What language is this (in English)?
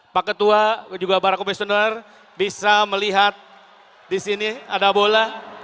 Indonesian